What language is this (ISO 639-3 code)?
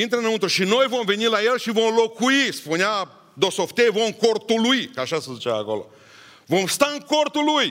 ron